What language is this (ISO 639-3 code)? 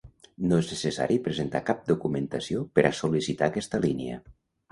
cat